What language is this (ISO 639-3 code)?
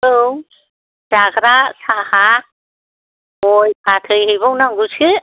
brx